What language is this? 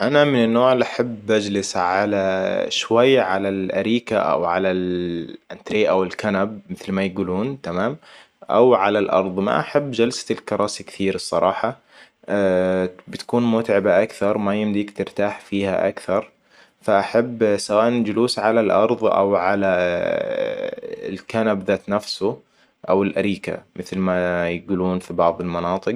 Hijazi Arabic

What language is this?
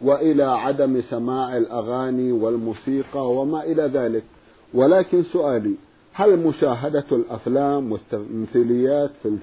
Arabic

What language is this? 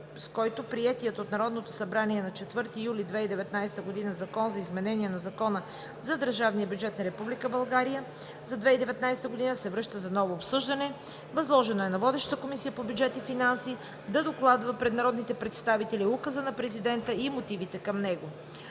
Bulgarian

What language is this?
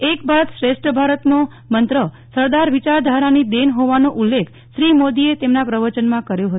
Gujarati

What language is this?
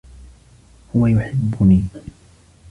Arabic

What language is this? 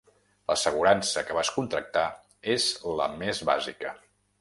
Catalan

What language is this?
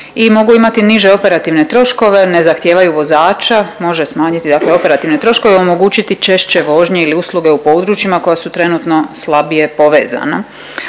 Croatian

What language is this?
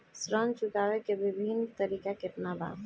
Bhojpuri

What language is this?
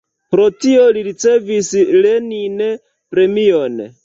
Esperanto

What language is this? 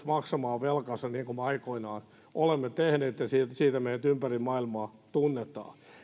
Finnish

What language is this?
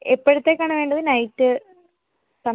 Malayalam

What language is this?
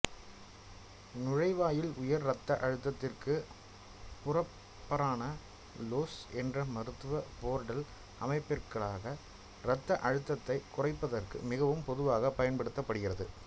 Tamil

